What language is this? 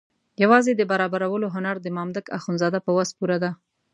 Pashto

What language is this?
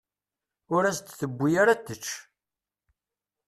Kabyle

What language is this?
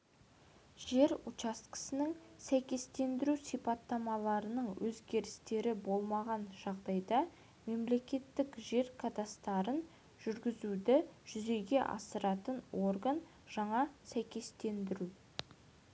Kazakh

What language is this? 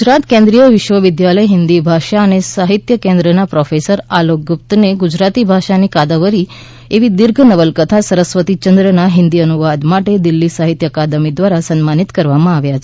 Gujarati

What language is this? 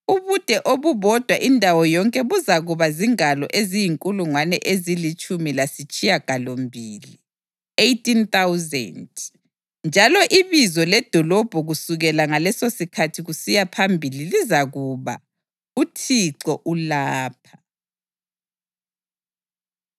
North Ndebele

